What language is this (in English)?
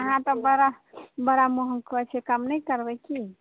Maithili